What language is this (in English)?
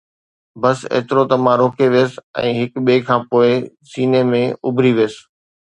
Sindhi